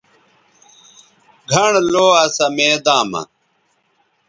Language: Bateri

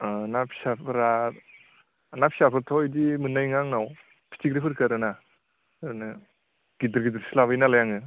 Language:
Bodo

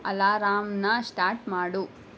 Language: Kannada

